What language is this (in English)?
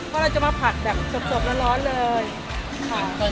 Thai